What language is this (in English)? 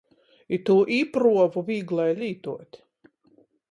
Latgalian